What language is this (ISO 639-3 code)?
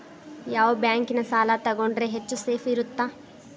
kan